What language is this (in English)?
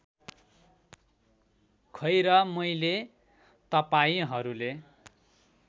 Nepali